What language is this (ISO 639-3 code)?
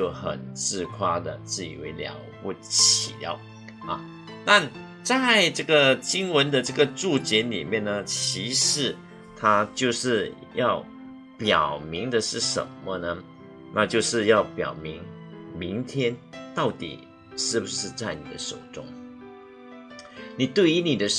zho